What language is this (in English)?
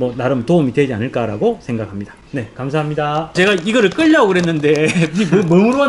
Korean